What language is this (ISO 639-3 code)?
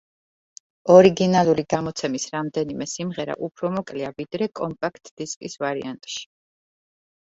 kat